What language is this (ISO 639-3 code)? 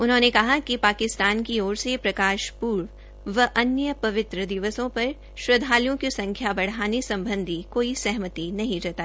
hin